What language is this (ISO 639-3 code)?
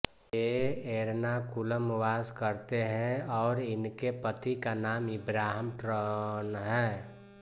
hin